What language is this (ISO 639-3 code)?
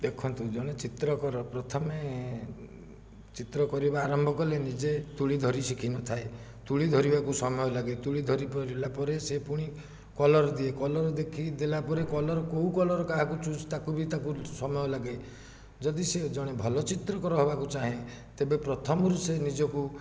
ori